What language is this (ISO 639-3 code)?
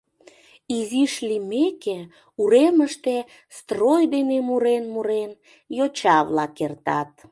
chm